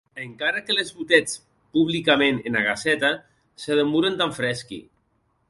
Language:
Occitan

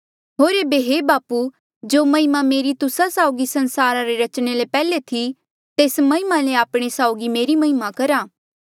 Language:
Mandeali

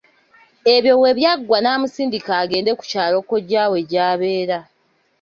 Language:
Ganda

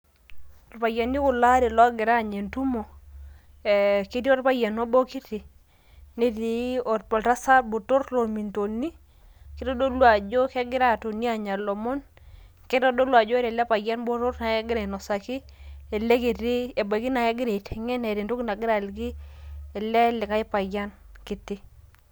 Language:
Masai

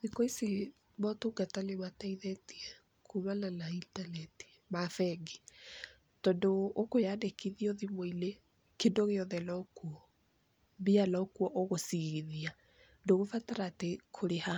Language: Kikuyu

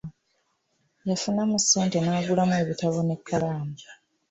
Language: Ganda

